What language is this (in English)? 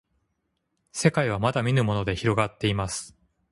Japanese